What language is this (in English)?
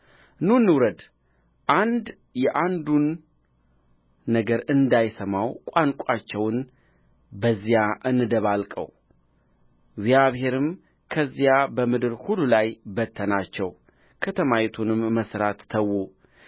Amharic